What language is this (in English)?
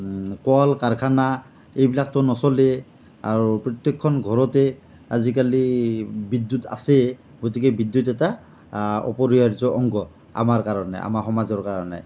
Assamese